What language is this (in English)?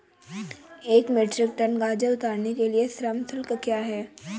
Hindi